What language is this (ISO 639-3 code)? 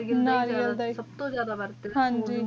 pan